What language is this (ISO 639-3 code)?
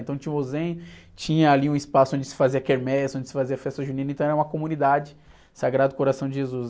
por